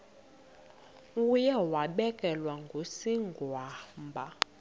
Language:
Xhosa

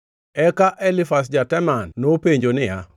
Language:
Luo (Kenya and Tanzania)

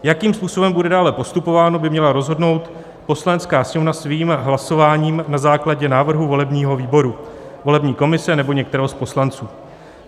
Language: Czech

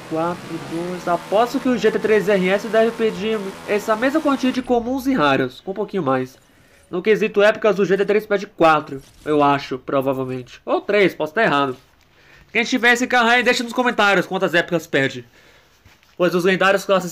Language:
Portuguese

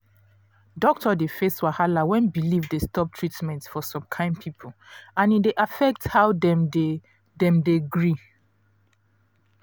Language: Nigerian Pidgin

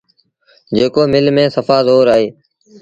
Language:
Sindhi Bhil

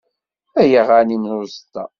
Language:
Kabyle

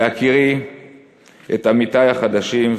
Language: Hebrew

